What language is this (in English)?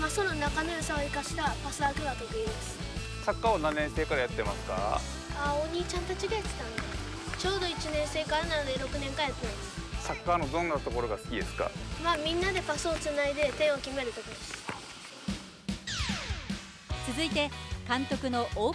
Japanese